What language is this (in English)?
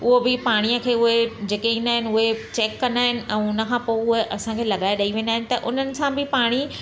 Sindhi